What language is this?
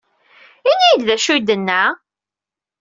Kabyle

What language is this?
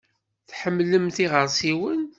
Kabyle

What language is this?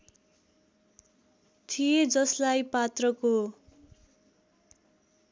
Nepali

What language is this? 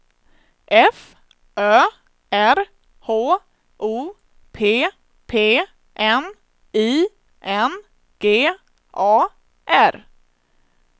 Swedish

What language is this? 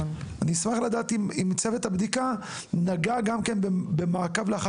Hebrew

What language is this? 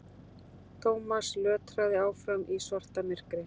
Icelandic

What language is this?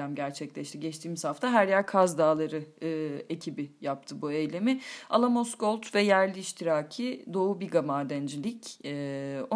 Turkish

